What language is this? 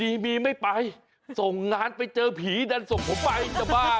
Thai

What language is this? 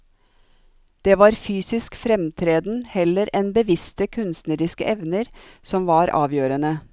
Norwegian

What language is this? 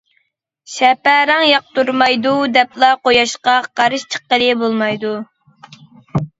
Uyghur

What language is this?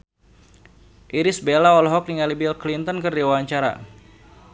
Sundanese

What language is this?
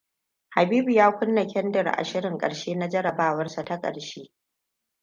Hausa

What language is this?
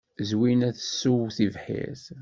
Kabyle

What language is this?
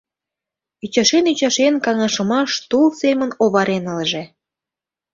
Mari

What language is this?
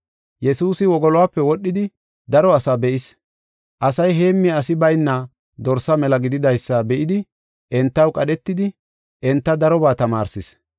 Gofa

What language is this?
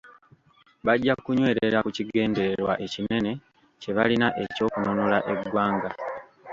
Ganda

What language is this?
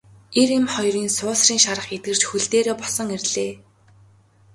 Mongolian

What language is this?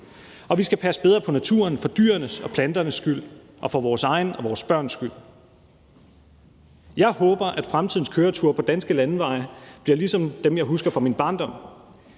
Danish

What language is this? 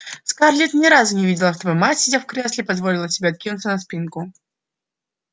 Russian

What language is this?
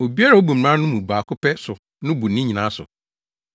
Akan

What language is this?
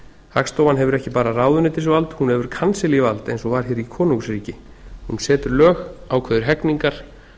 Icelandic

